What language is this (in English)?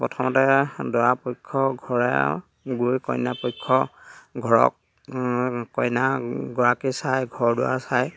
Assamese